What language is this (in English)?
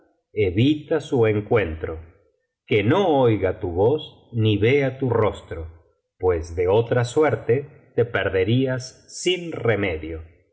Spanish